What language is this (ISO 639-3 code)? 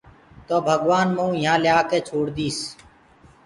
ggg